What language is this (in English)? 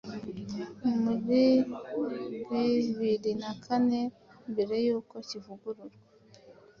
Kinyarwanda